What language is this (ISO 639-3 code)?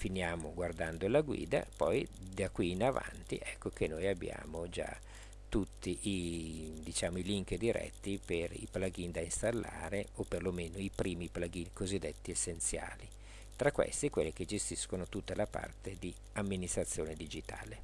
ita